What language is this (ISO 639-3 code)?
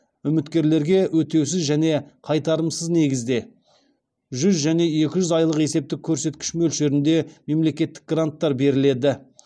kaz